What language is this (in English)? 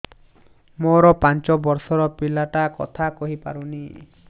Odia